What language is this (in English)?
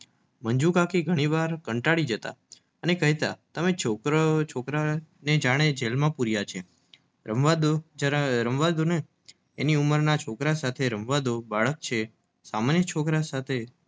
Gujarati